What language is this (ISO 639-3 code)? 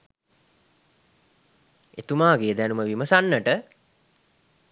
sin